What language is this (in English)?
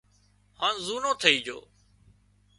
Wadiyara Koli